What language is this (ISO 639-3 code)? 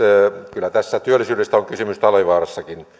fin